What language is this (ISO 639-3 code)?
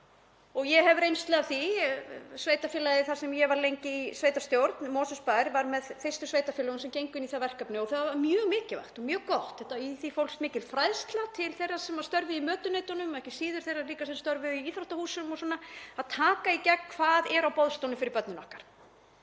isl